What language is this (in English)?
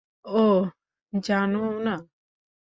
Bangla